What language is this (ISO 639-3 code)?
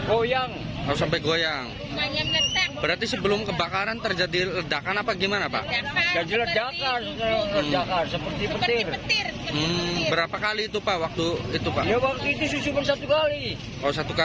ind